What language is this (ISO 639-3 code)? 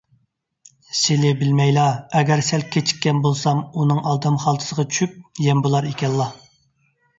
uig